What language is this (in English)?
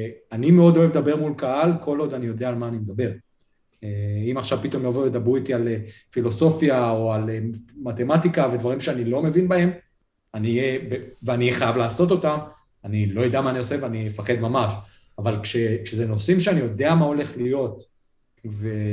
Hebrew